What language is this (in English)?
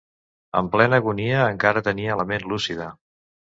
Catalan